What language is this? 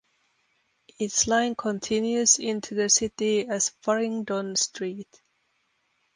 English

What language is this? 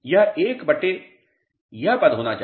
Hindi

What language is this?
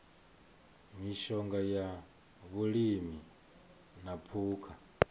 Venda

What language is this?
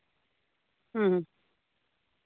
Santali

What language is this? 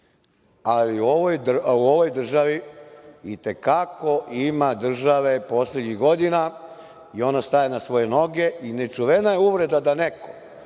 Serbian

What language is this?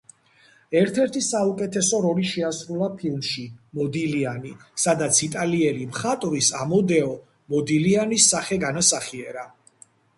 Georgian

